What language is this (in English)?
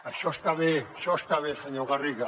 Catalan